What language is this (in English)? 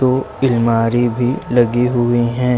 Hindi